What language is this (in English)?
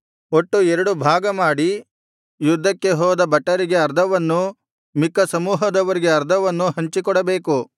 Kannada